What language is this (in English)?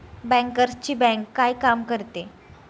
Marathi